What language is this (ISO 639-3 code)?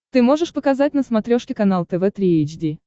rus